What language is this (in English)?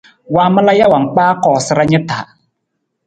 Nawdm